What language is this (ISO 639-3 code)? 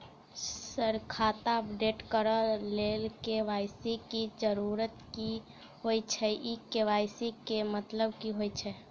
mai